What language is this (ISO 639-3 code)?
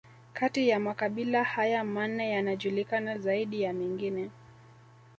swa